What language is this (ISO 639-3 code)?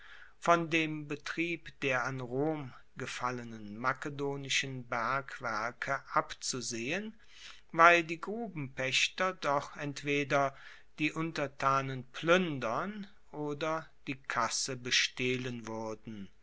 deu